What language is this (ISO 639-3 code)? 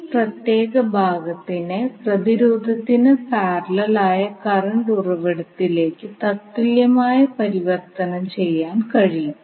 mal